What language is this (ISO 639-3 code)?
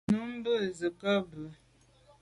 byv